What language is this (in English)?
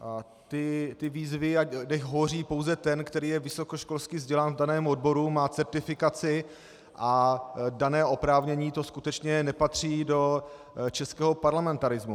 Czech